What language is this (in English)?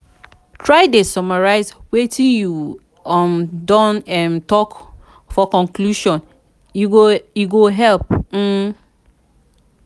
Nigerian Pidgin